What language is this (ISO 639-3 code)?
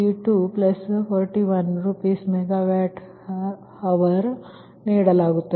kan